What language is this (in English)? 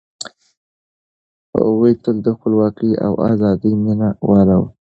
Pashto